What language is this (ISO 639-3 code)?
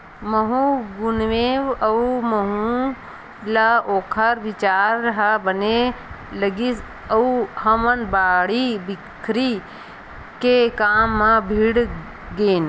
hne